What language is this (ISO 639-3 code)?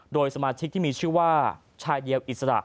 tha